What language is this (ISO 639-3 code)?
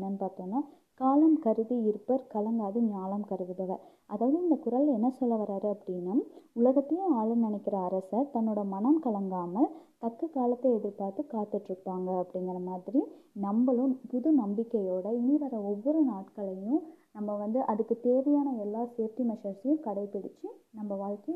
tam